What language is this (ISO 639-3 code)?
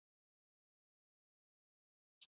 zho